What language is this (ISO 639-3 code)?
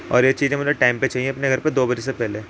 urd